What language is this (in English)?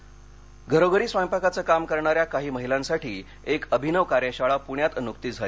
Marathi